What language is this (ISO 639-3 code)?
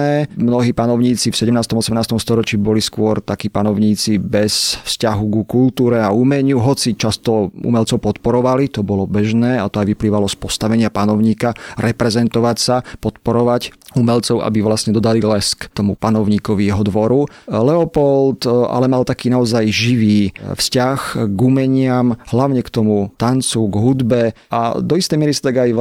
slk